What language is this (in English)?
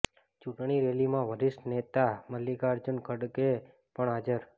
Gujarati